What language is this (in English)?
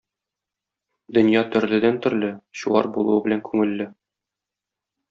Tatar